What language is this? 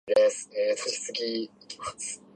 Japanese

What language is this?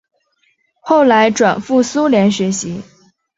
Chinese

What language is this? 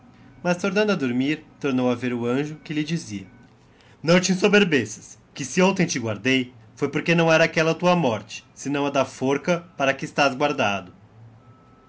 Portuguese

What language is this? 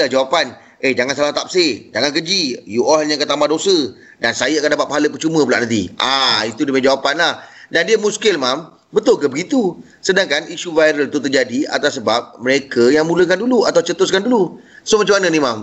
Malay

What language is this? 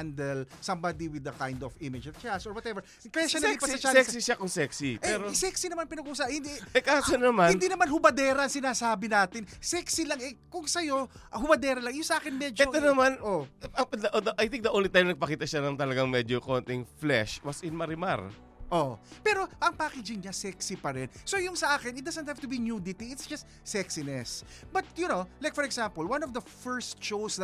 Filipino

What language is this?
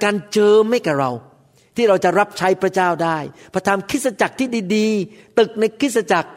Thai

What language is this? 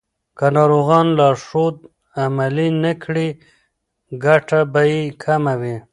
Pashto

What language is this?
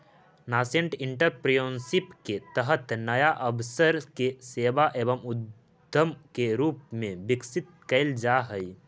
Magahi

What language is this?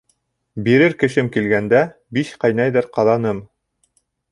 Bashkir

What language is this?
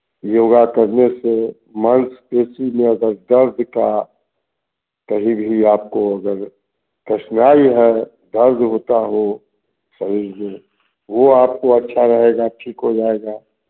Hindi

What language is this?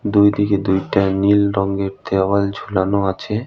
Bangla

